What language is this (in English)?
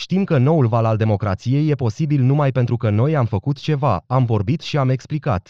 Romanian